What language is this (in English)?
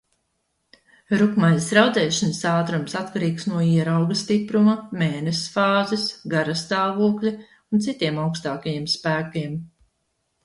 Latvian